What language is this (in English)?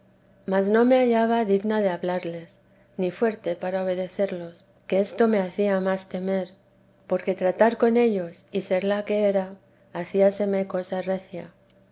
Spanish